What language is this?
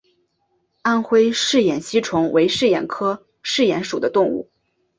Chinese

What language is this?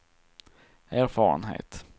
Swedish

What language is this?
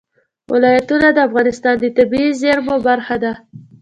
Pashto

